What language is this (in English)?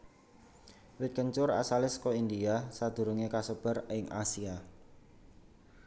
Javanese